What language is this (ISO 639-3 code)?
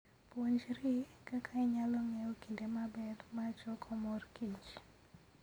luo